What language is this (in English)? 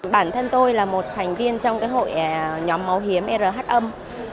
Vietnamese